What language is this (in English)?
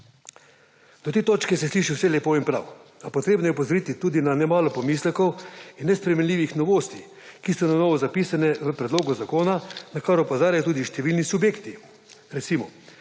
Slovenian